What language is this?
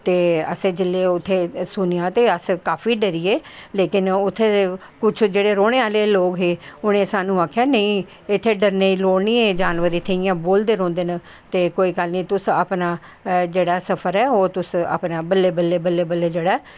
Dogri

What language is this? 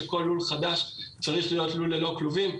Hebrew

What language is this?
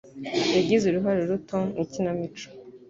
Kinyarwanda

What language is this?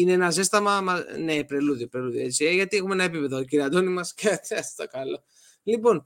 Greek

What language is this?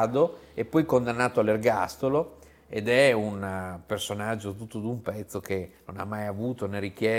Italian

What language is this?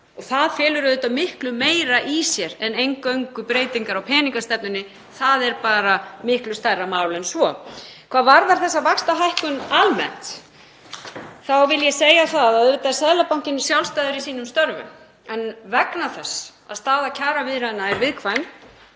Icelandic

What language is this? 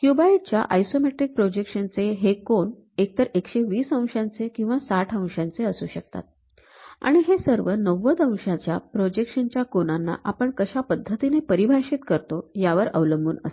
Marathi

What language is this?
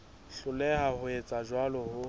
Southern Sotho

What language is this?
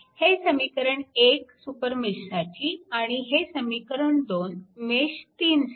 Marathi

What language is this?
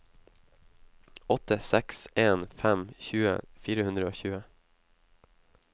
Norwegian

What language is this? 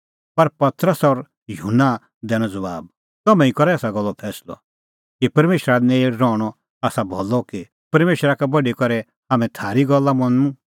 Kullu Pahari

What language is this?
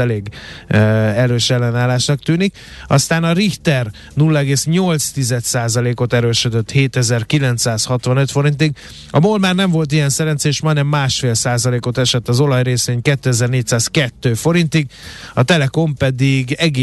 Hungarian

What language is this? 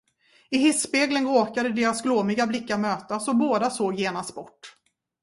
Swedish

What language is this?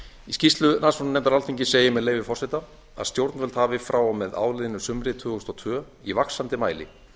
Icelandic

